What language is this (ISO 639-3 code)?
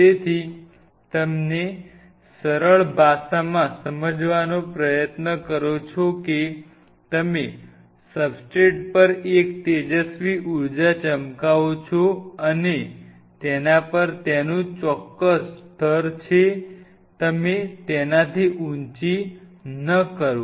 guj